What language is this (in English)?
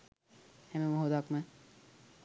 Sinhala